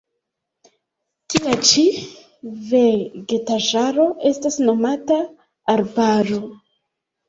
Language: Esperanto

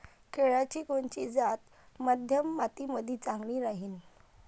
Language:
Marathi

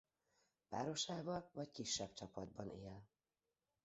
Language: Hungarian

